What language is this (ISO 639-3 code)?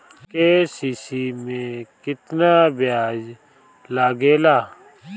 bho